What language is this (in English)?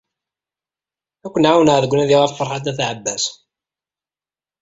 Kabyle